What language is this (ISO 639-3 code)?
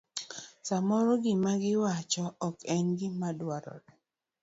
luo